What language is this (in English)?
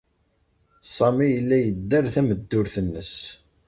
Kabyle